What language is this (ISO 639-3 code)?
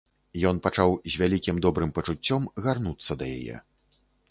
bel